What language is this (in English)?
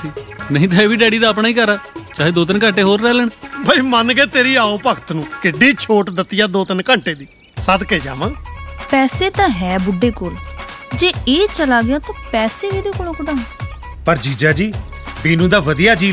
Punjabi